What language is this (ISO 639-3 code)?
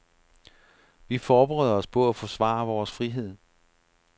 dan